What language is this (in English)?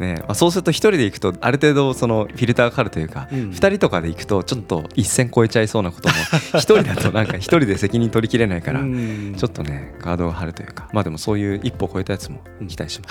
Japanese